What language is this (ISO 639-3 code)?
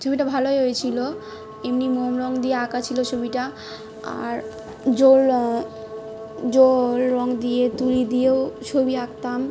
ben